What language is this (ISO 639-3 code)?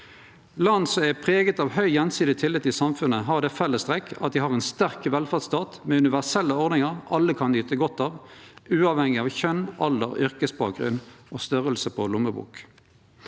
nor